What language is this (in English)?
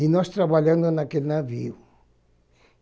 Portuguese